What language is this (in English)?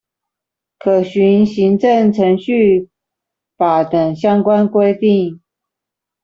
Chinese